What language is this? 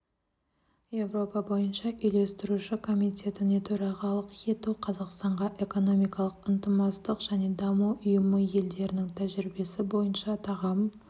Kazakh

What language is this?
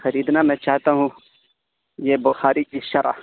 Urdu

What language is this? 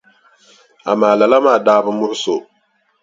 Dagbani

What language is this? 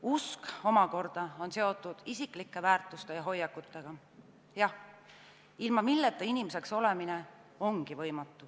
Estonian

